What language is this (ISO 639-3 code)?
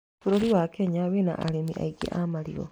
kik